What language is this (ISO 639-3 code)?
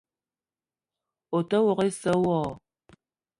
eto